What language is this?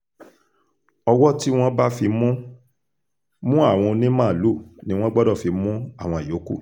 Yoruba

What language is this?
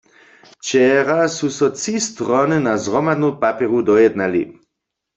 Upper Sorbian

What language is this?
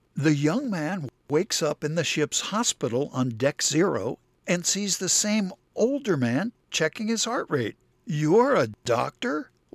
English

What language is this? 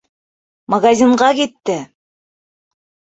Bashkir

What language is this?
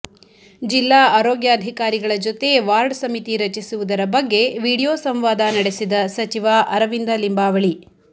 Kannada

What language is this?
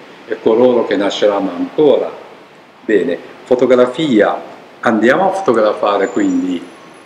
Italian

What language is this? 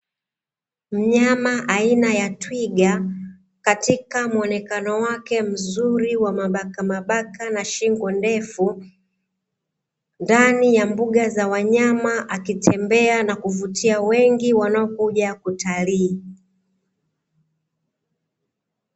Swahili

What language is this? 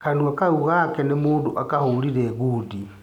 Kikuyu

